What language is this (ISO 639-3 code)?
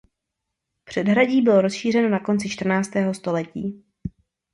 ces